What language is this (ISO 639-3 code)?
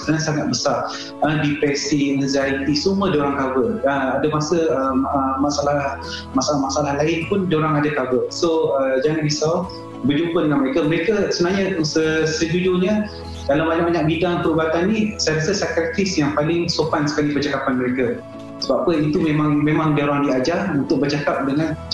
msa